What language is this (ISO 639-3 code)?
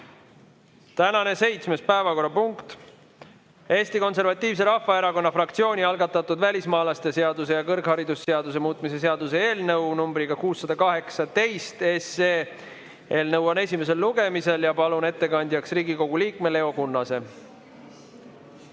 est